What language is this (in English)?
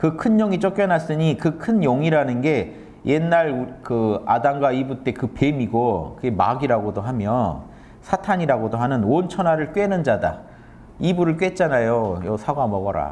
Korean